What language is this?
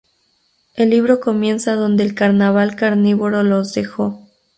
Spanish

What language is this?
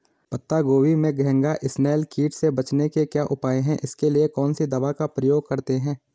Hindi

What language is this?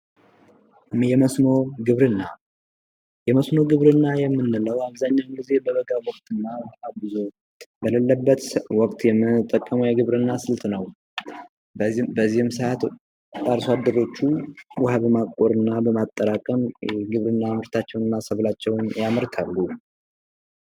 Amharic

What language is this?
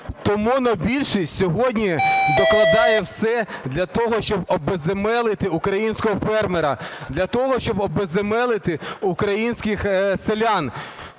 Ukrainian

